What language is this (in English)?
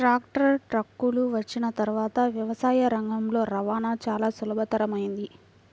Telugu